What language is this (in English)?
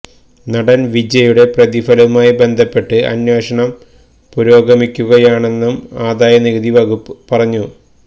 Malayalam